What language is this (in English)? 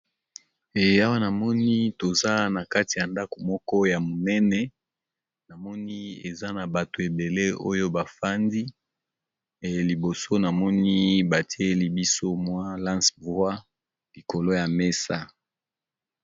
Lingala